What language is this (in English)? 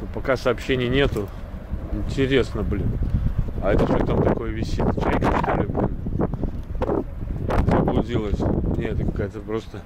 Russian